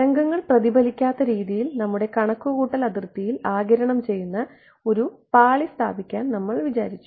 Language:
Malayalam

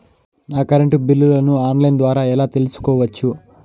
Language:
Telugu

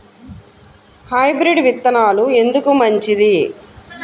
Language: Telugu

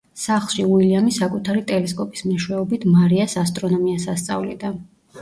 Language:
Georgian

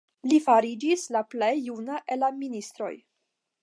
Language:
Esperanto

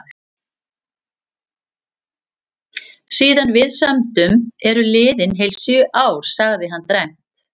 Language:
Icelandic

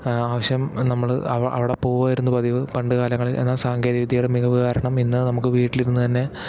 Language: Malayalam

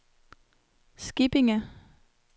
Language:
Danish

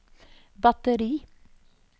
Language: Norwegian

